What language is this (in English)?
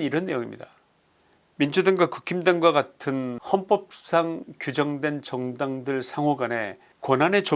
Korean